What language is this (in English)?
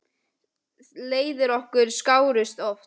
Icelandic